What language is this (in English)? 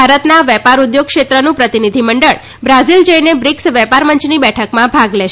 Gujarati